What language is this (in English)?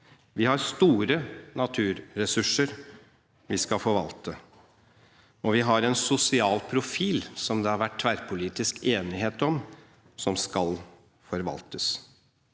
Norwegian